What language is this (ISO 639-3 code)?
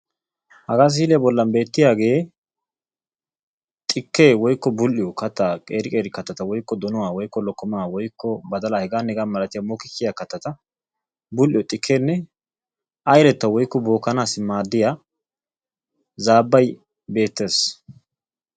wal